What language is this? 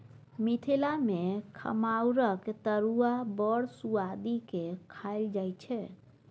Maithili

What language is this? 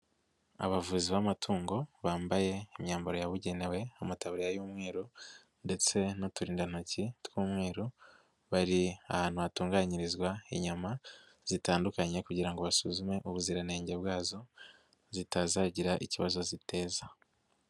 Kinyarwanda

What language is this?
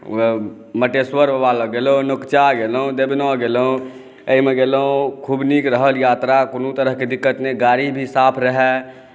Maithili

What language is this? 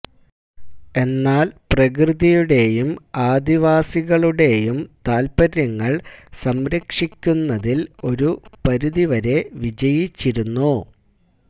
Malayalam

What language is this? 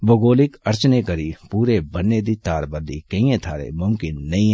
Dogri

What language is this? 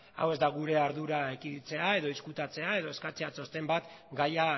Basque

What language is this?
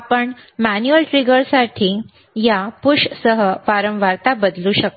Marathi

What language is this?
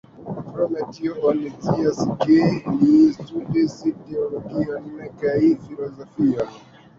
Esperanto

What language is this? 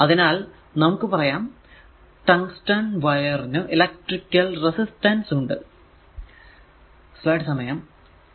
Malayalam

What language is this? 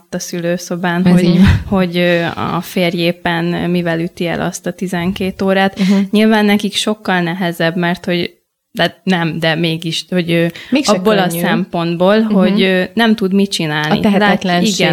Hungarian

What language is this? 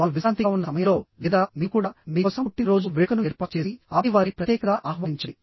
Telugu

